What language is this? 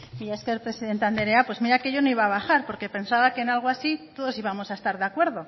Spanish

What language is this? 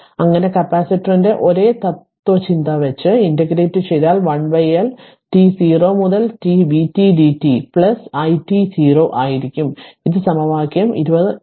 Malayalam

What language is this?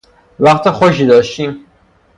Persian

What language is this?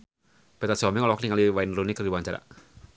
Sundanese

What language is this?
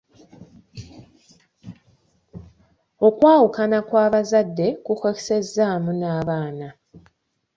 Ganda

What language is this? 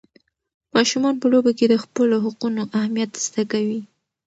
Pashto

